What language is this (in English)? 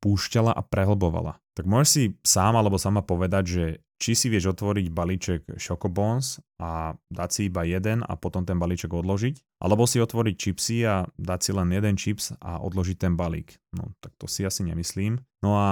Slovak